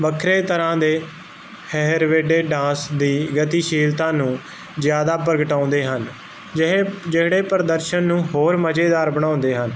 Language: Punjabi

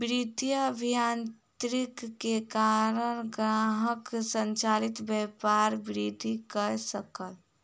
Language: Maithili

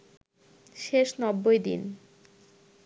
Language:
Bangla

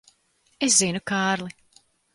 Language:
Latvian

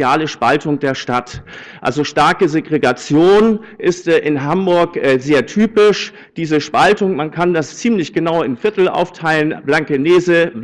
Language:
German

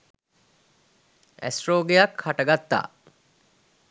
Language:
Sinhala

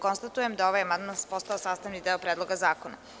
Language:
Serbian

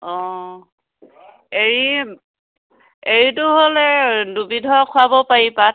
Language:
Assamese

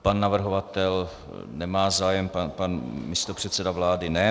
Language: Czech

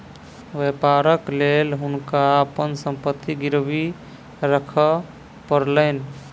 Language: Maithili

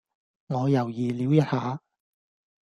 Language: Cantonese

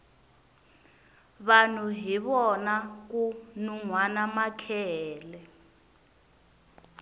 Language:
Tsonga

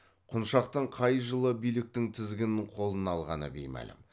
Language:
Kazakh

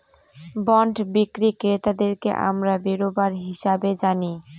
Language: Bangla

